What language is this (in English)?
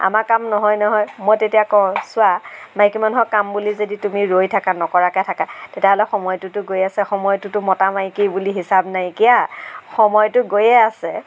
Assamese